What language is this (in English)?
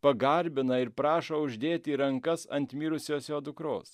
Lithuanian